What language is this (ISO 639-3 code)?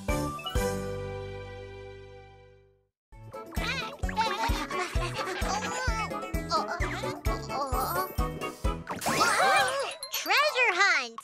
eng